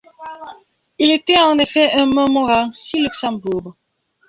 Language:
French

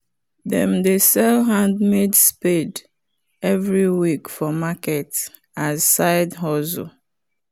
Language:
Nigerian Pidgin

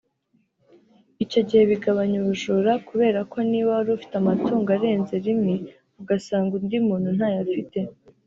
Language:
Kinyarwanda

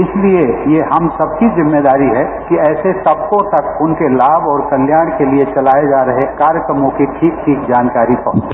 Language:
Hindi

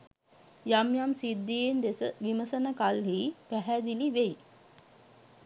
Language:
Sinhala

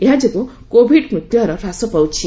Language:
Odia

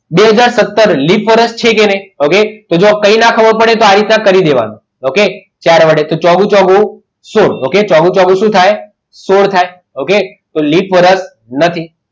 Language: Gujarati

